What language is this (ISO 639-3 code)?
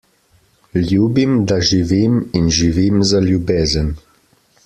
slv